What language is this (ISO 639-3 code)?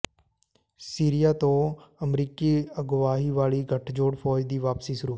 pan